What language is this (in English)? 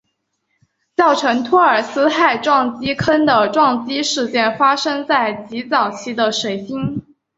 Chinese